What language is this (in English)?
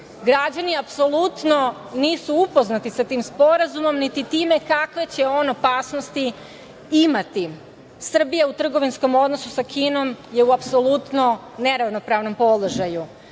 Serbian